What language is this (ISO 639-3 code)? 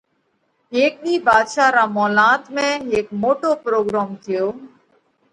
kvx